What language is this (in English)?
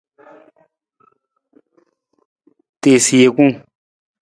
Nawdm